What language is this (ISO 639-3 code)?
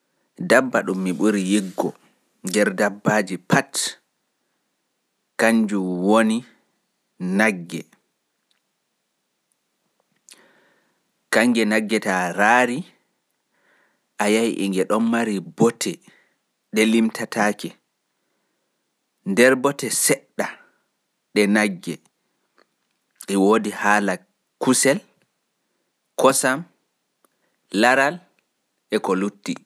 ful